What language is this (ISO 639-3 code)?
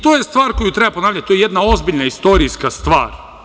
srp